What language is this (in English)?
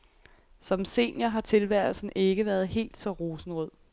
Danish